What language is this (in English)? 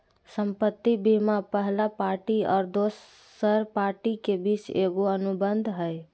Magahi